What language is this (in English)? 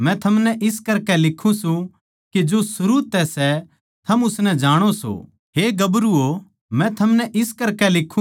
Haryanvi